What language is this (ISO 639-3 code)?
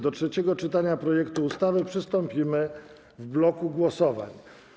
pol